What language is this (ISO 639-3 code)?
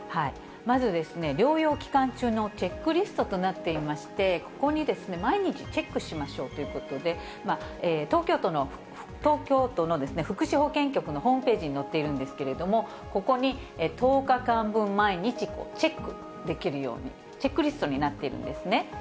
jpn